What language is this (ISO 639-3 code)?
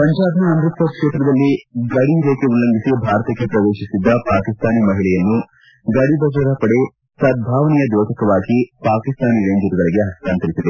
kan